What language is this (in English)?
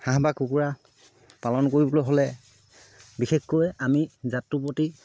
Assamese